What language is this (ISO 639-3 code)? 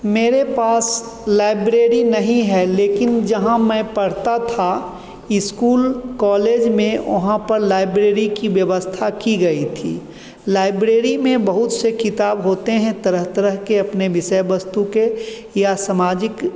hin